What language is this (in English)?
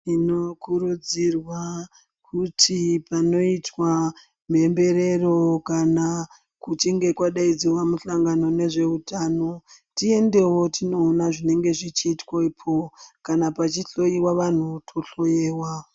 Ndau